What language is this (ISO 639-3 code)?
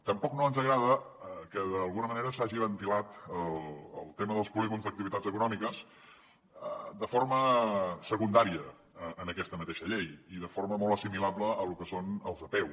cat